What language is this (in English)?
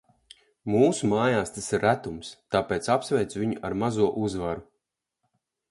Latvian